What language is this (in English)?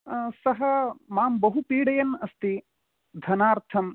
Sanskrit